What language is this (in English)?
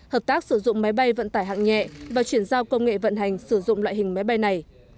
Vietnamese